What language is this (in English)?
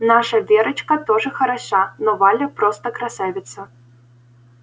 Russian